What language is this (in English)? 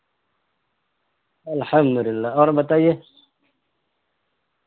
Urdu